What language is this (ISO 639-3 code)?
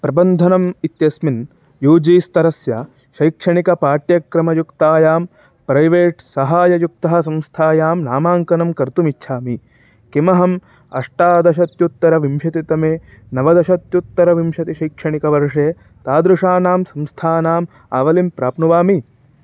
san